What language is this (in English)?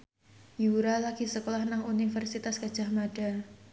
Javanese